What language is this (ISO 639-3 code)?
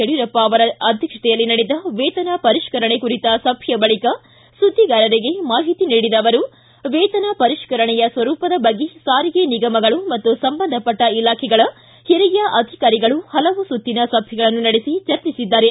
kan